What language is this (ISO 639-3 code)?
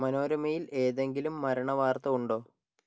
mal